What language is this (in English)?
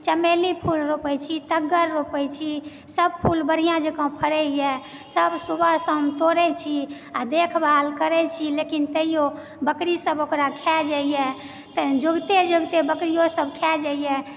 Maithili